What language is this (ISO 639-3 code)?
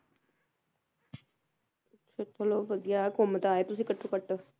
pan